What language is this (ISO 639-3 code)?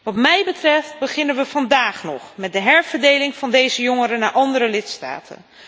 nld